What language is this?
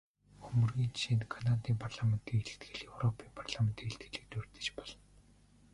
Mongolian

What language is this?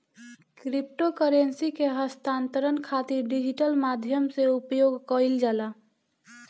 Bhojpuri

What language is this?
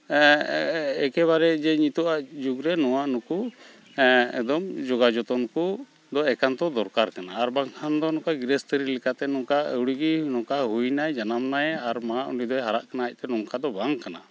Santali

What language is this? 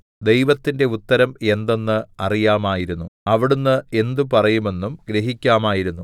Malayalam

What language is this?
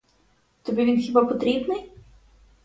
Ukrainian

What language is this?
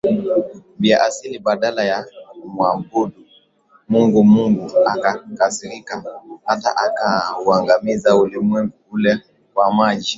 Swahili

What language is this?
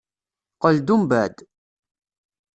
Kabyle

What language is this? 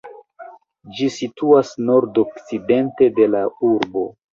Esperanto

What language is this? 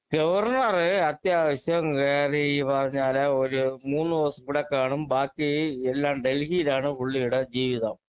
Malayalam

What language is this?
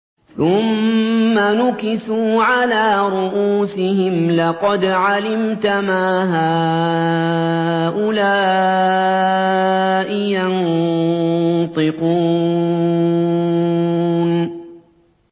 Arabic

